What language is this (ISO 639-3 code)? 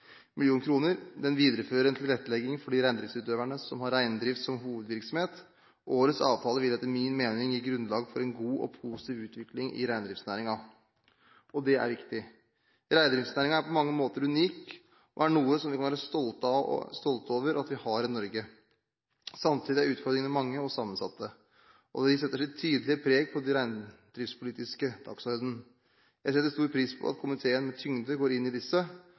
nob